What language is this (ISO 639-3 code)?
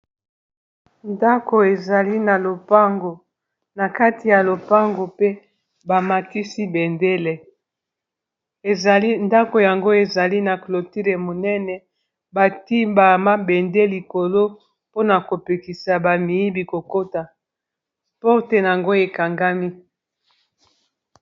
lin